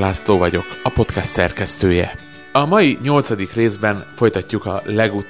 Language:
Hungarian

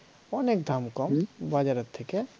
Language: Bangla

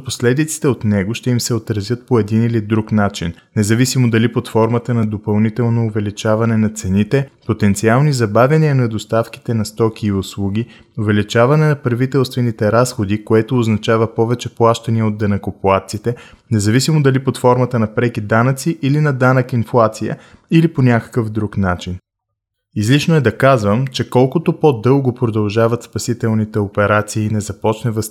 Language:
Bulgarian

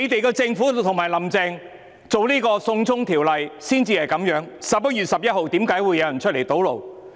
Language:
Cantonese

